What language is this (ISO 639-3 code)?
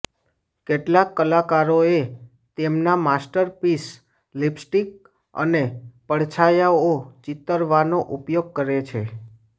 guj